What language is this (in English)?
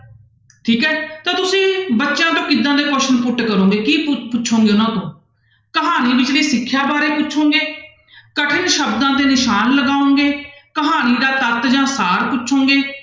Punjabi